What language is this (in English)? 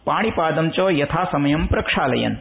Sanskrit